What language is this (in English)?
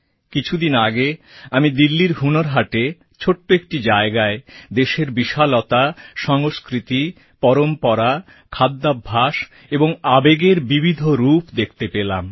Bangla